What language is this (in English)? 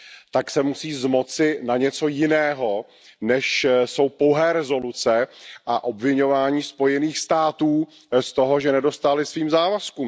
Czech